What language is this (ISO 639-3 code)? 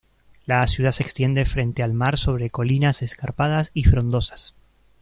spa